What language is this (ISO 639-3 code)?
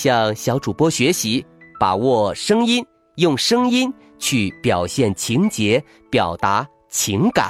zho